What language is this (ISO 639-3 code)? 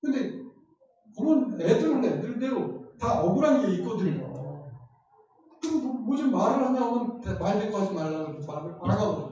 kor